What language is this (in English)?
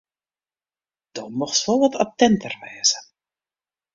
Western Frisian